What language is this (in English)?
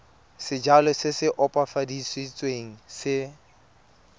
Tswana